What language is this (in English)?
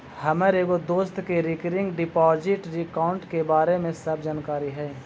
Magahi